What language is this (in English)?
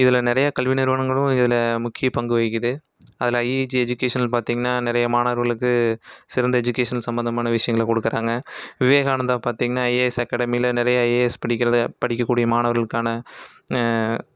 Tamil